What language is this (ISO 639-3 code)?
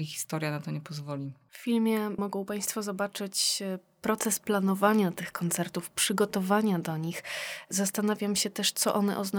pol